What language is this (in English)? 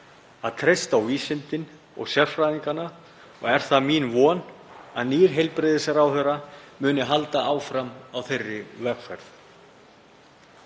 Icelandic